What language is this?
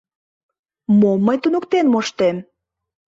Mari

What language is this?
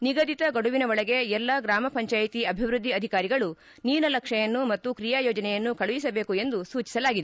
Kannada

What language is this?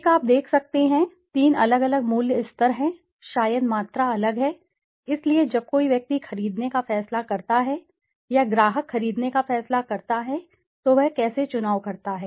Hindi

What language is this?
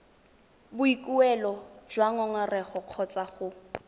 Tswana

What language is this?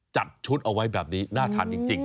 Thai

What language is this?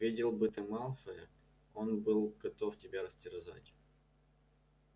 Russian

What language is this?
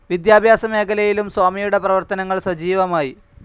Malayalam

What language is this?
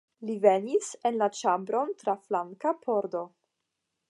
Esperanto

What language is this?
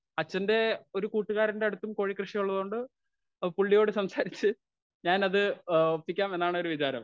Malayalam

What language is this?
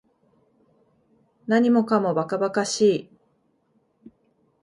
Japanese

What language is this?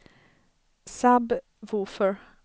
Swedish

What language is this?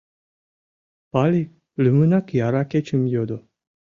Mari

